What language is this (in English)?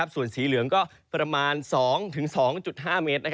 Thai